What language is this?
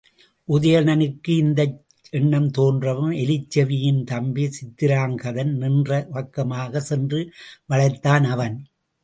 Tamil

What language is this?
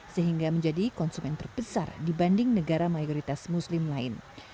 Indonesian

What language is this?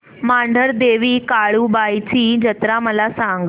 Marathi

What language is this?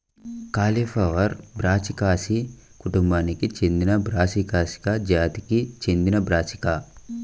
Telugu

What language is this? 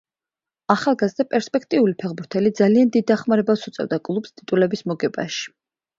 Georgian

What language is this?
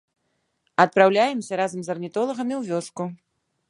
Belarusian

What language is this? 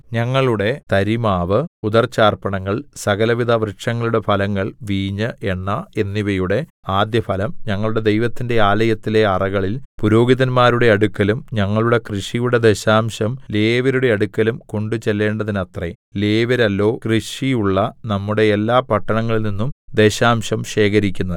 Malayalam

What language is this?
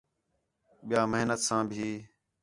Khetrani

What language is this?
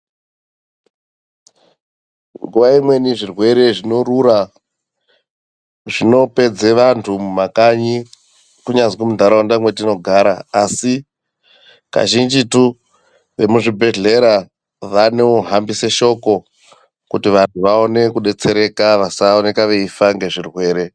Ndau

